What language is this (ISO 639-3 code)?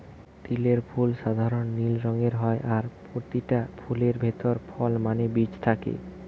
ben